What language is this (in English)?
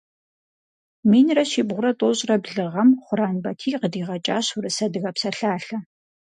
Kabardian